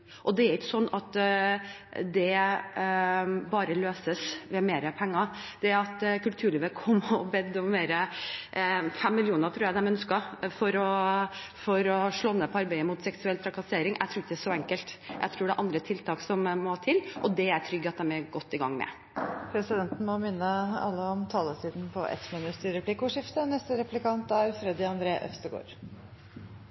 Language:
Norwegian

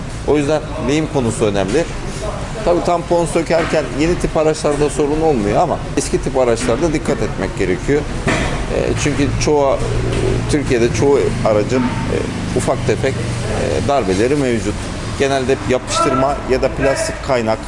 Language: Turkish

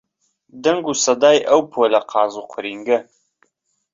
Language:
Central Kurdish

